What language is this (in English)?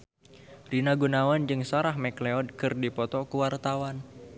Sundanese